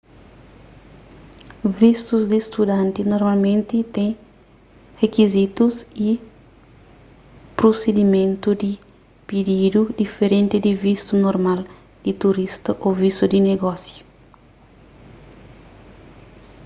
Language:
Kabuverdianu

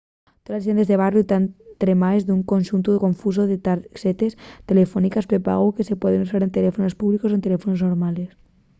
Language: Asturian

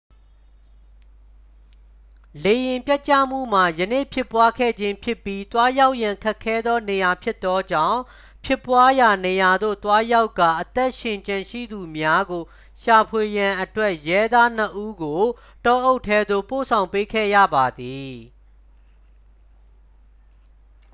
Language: Burmese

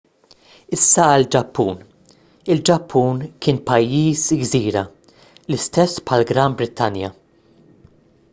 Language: Maltese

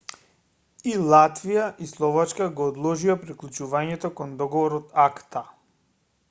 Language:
Macedonian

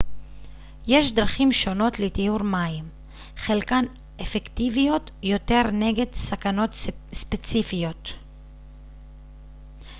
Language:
Hebrew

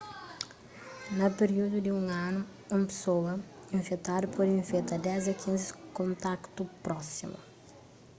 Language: Kabuverdianu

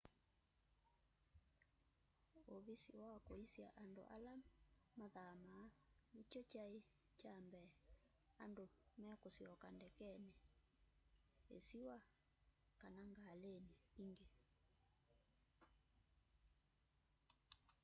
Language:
Kamba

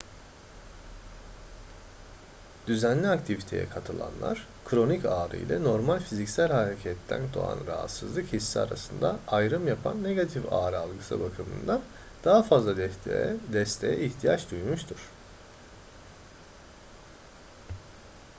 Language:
Turkish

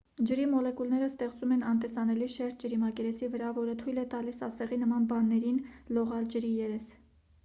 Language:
Armenian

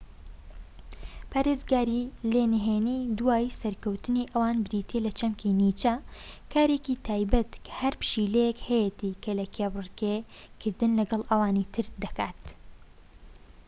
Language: Central Kurdish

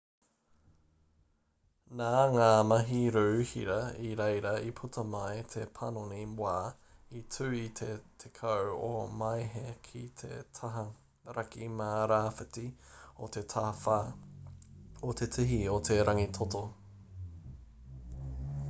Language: Māori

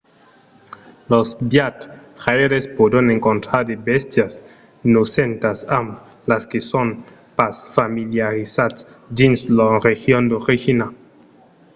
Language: Occitan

